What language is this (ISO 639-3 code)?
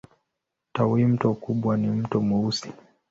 swa